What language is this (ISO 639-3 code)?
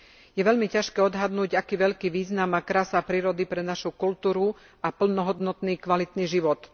slk